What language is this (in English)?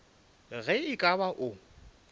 Northern Sotho